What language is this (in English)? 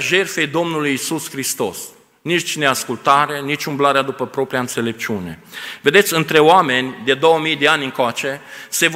Romanian